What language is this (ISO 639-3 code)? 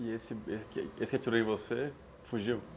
por